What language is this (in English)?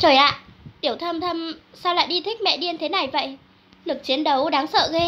Vietnamese